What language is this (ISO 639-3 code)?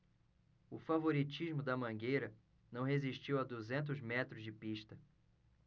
por